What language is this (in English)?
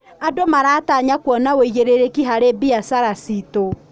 Kikuyu